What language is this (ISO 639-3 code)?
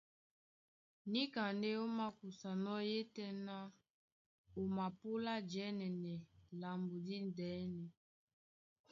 dua